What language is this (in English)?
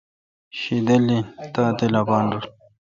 Kalkoti